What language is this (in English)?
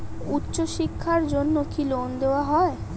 Bangla